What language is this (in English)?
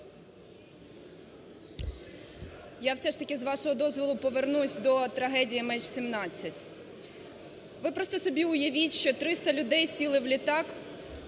Ukrainian